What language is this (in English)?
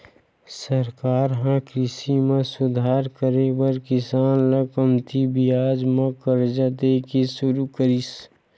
Chhattisgarhi